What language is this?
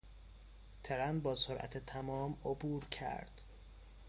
Persian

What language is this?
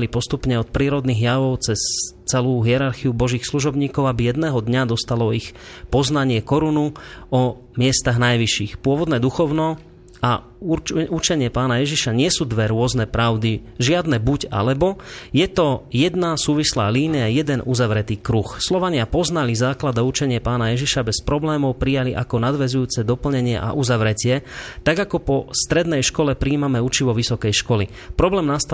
Slovak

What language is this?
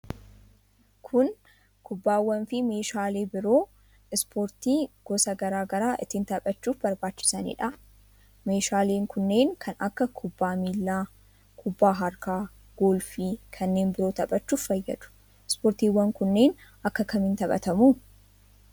Oromo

